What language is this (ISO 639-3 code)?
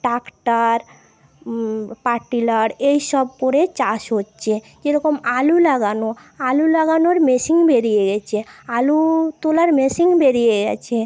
ben